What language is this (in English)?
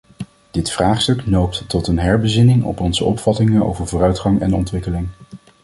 Dutch